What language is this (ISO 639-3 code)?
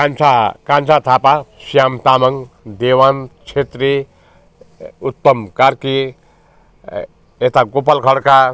nep